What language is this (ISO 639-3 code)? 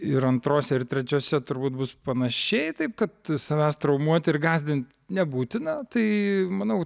lit